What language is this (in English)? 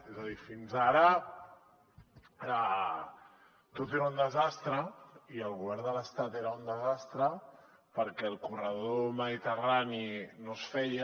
Catalan